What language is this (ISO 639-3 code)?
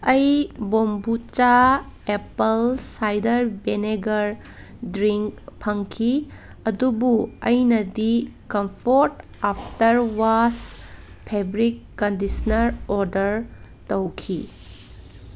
mni